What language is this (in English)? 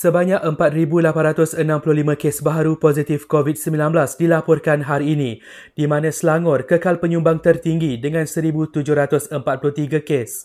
Malay